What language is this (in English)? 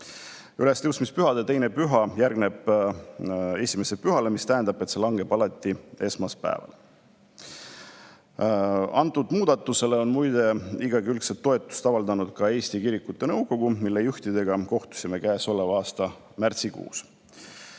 Estonian